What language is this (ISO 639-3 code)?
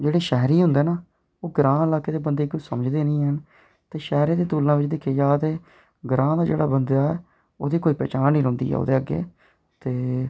doi